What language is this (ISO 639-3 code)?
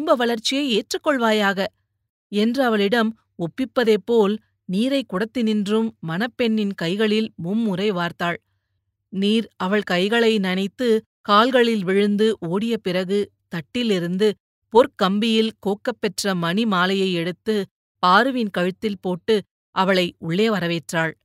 tam